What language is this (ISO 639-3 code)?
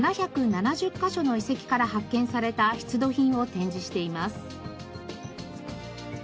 jpn